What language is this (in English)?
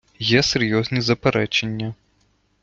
Ukrainian